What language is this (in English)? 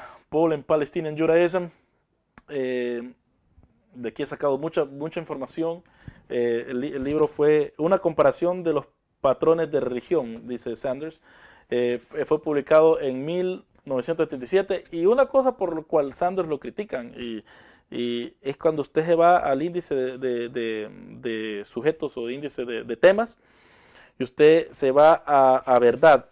Spanish